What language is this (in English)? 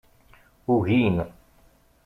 Kabyle